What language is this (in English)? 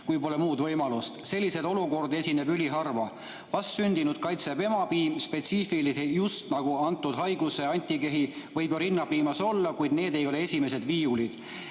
Estonian